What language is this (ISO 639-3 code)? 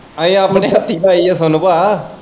pan